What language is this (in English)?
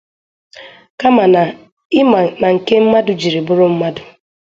Igbo